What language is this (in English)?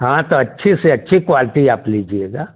Hindi